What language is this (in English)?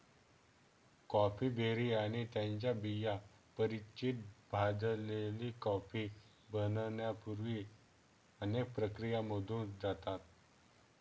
Marathi